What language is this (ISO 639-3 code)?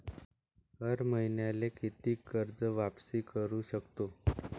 mar